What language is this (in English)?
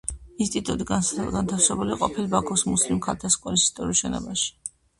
Georgian